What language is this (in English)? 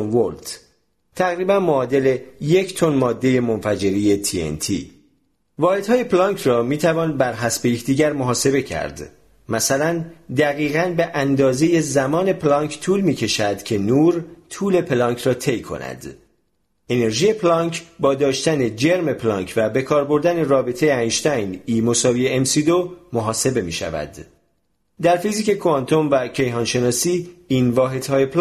Persian